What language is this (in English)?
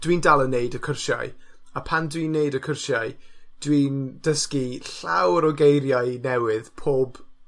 Welsh